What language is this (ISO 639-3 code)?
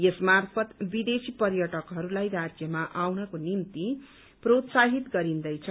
nep